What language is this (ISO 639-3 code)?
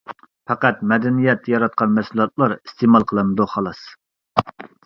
uig